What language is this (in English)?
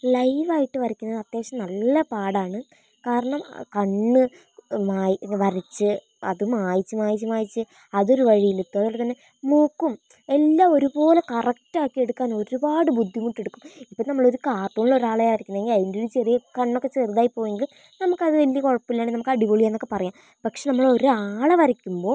Malayalam